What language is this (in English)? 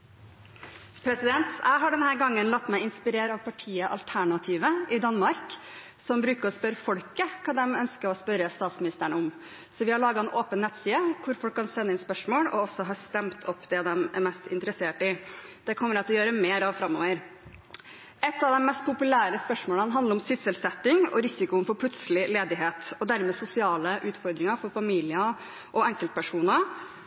Norwegian Bokmål